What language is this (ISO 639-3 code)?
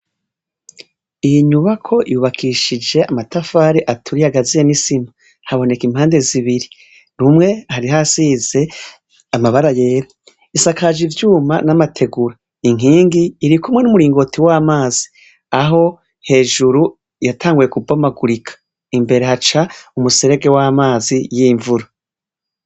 run